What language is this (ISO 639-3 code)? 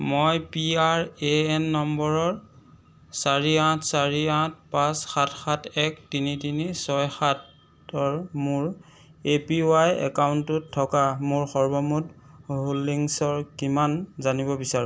asm